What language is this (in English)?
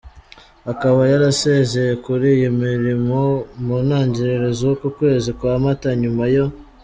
Kinyarwanda